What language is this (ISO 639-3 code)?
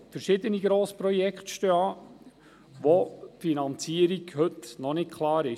gsw